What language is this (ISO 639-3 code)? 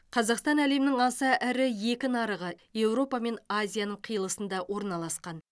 kaz